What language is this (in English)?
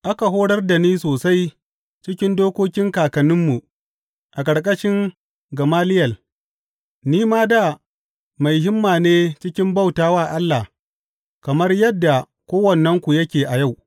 Hausa